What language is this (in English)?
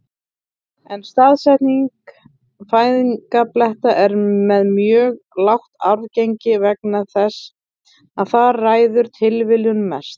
Icelandic